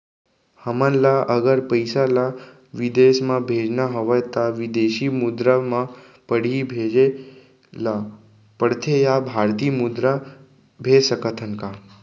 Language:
Chhattisgarhi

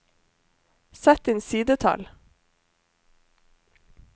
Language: Norwegian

